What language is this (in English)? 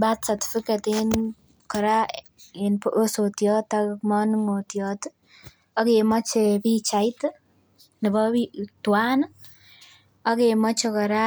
Kalenjin